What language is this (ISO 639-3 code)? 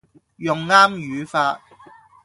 yue